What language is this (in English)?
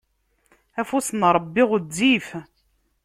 Kabyle